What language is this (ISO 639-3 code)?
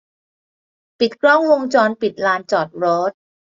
tha